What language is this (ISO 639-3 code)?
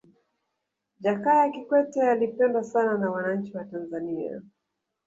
swa